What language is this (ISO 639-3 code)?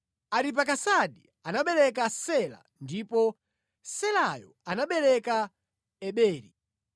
nya